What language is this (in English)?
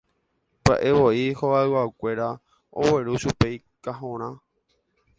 Guarani